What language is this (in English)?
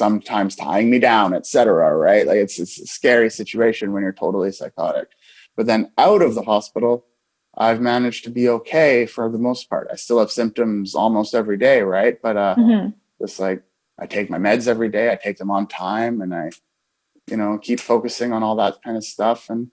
English